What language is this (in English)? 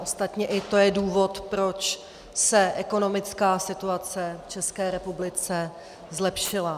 Czech